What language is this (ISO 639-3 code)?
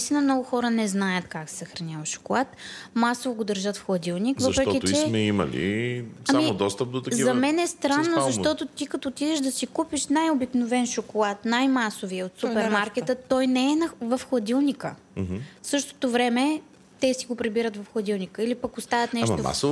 bul